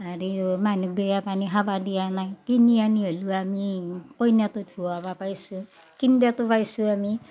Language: Assamese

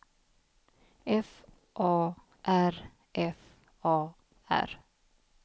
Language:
Swedish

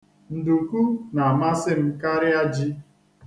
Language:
Igbo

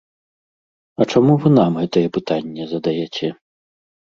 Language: Belarusian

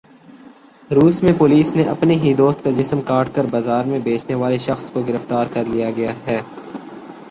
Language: Urdu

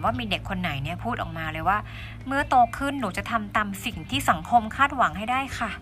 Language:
Thai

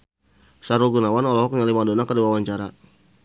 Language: Sundanese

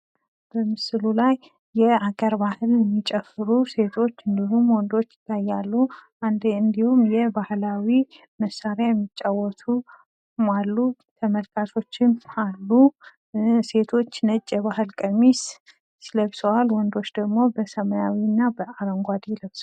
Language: Amharic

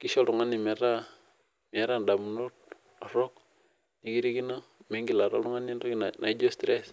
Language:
Masai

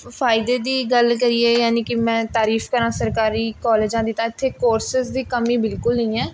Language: Punjabi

